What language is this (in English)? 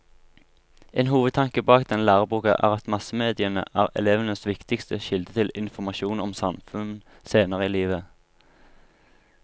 Norwegian